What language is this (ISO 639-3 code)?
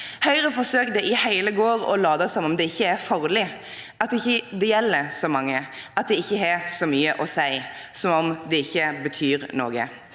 nor